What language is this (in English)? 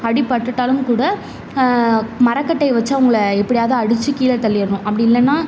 Tamil